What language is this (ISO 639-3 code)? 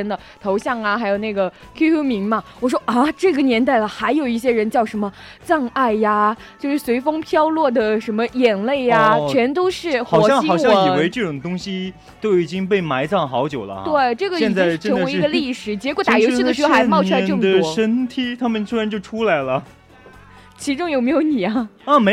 zho